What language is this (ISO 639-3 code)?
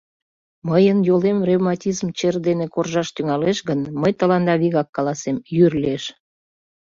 chm